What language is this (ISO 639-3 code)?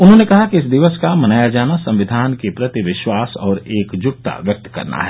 hin